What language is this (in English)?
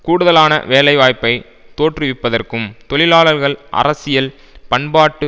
Tamil